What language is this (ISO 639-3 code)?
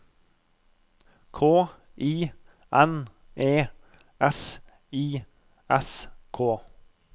nor